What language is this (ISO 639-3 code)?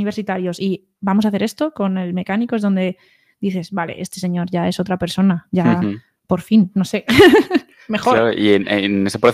spa